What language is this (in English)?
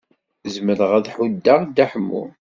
Kabyle